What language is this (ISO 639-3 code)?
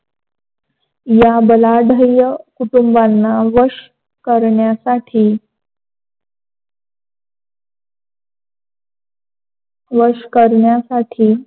mar